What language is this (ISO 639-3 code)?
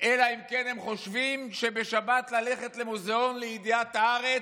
heb